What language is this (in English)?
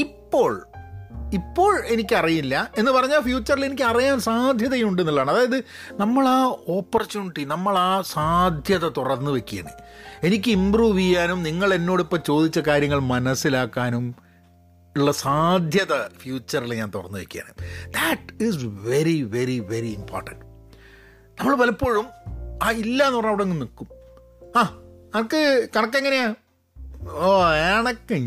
Malayalam